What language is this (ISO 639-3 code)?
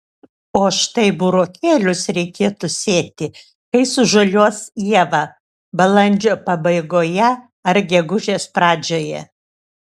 lit